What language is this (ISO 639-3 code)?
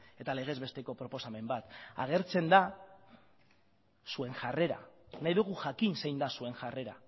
eus